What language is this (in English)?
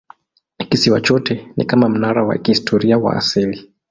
Swahili